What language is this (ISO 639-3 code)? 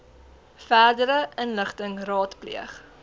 afr